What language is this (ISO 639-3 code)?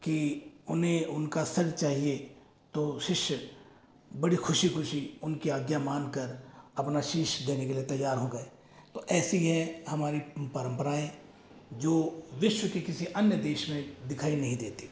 hin